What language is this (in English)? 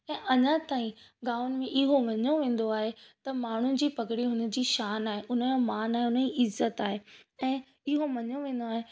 Sindhi